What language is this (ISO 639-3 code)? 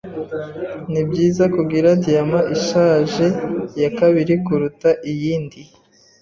kin